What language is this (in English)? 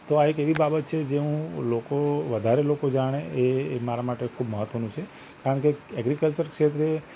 Gujarati